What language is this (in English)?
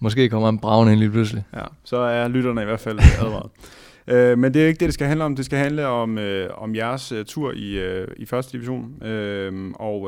Danish